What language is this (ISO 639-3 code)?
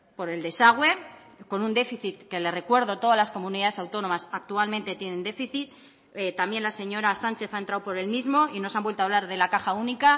spa